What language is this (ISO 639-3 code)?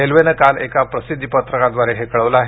mar